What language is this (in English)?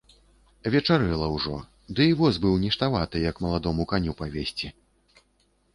Belarusian